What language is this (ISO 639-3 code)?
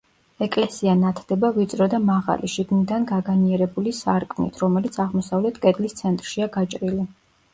kat